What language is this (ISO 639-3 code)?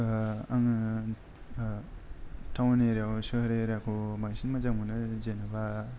brx